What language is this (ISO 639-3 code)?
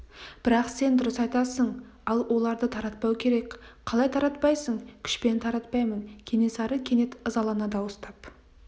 kaz